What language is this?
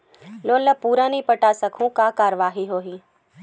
Chhattisgarhi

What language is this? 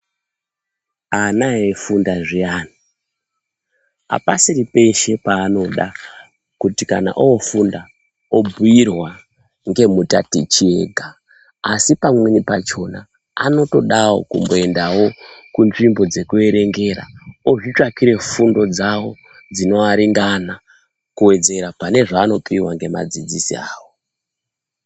Ndau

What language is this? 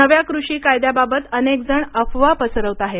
Marathi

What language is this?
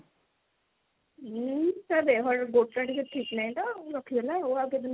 Odia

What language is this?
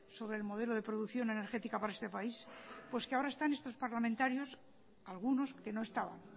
Spanish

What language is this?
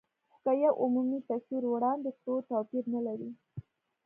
Pashto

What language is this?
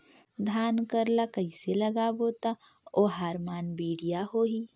Chhattisgarhi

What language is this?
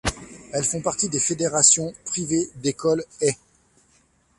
French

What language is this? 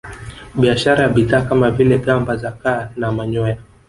Swahili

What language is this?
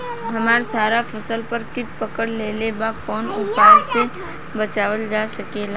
Bhojpuri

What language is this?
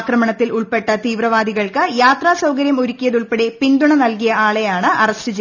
Malayalam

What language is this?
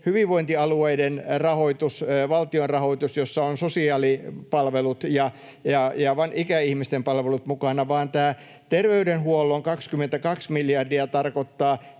Finnish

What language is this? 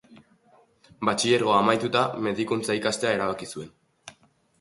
Basque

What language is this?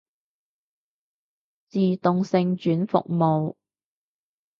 Cantonese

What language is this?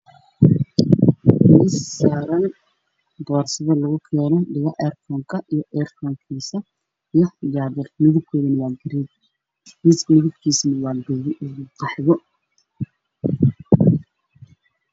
Somali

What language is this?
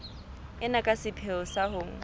Southern Sotho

